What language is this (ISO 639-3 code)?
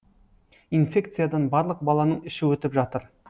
kaz